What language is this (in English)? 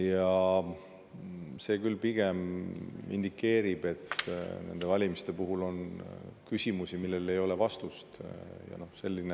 Estonian